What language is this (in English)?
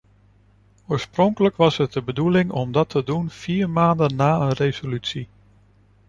Dutch